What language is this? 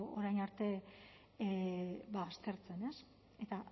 Basque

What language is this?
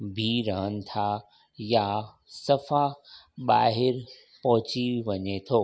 Sindhi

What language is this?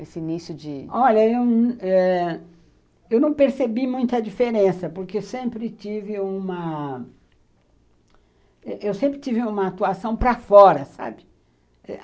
Portuguese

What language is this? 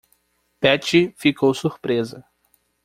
Portuguese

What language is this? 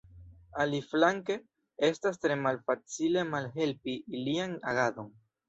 Esperanto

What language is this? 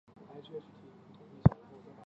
Chinese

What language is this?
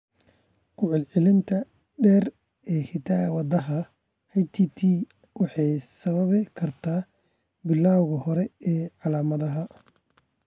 Somali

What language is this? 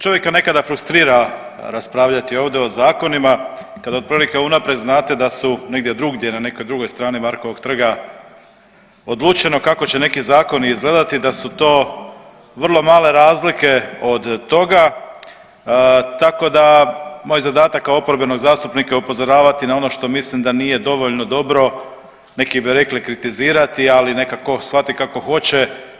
Croatian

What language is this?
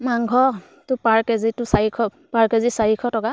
Assamese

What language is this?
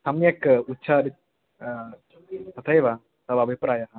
Sanskrit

